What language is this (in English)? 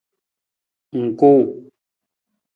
Nawdm